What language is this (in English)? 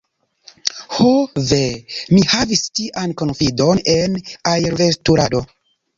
Esperanto